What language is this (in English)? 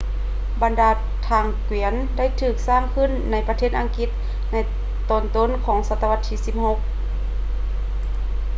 Lao